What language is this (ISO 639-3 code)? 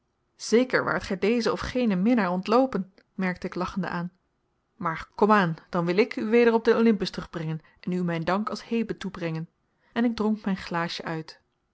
nld